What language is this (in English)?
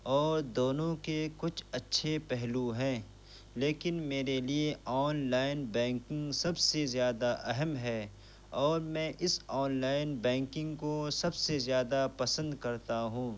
Urdu